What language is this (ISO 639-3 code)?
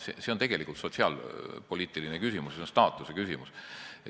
est